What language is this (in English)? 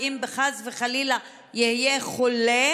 Hebrew